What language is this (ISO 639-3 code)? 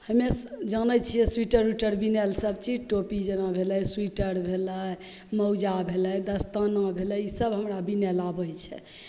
mai